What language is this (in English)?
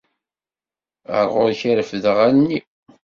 Kabyle